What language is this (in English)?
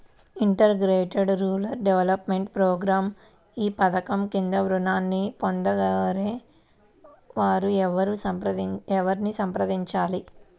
Telugu